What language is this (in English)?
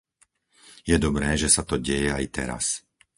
Slovak